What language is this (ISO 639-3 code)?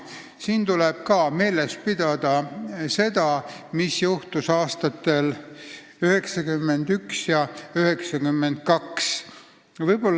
est